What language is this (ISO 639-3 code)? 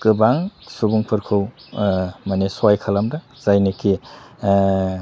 brx